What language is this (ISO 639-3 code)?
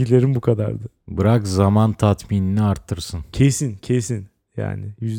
tur